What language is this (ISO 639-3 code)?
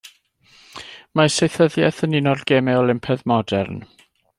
cym